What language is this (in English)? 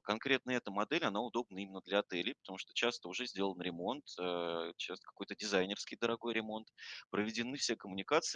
Russian